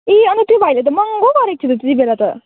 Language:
Nepali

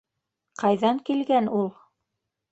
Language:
Bashkir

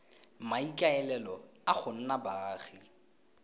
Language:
Tswana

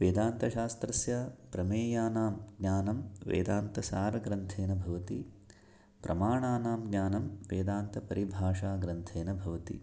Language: Sanskrit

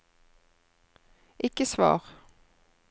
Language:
Norwegian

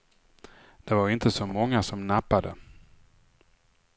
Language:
Swedish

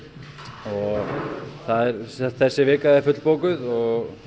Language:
Icelandic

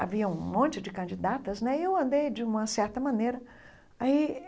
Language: Portuguese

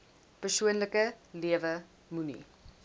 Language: Afrikaans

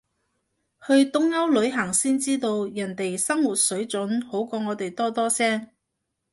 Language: Cantonese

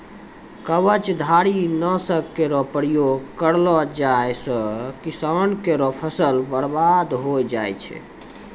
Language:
Maithili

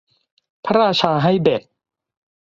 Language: Thai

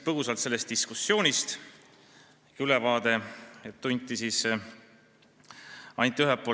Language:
Estonian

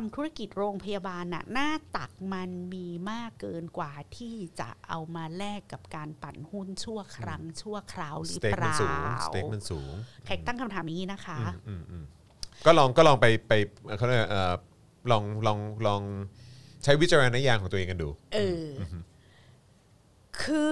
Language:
Thai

